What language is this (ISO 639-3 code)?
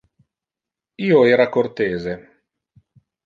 ina